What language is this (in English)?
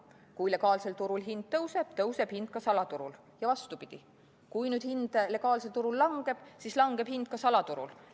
Estonian